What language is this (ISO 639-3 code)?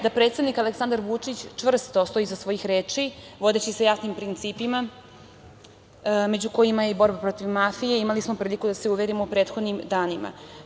srp